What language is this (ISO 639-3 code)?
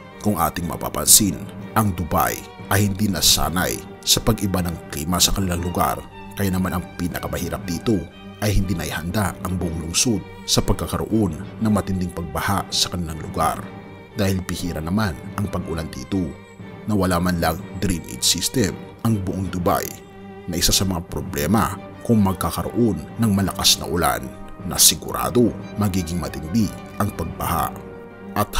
fil